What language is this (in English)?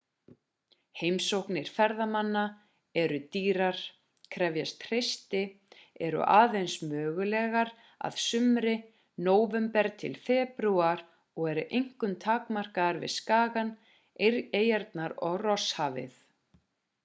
Icelandic